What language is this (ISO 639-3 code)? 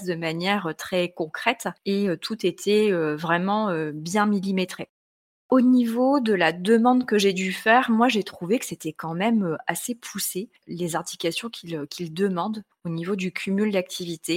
fra